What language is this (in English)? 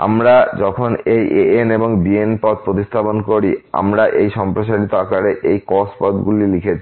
Bangla